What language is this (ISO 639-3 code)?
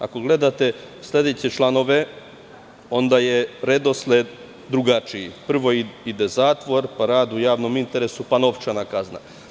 srp